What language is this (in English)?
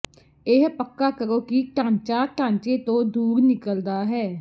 Punjabi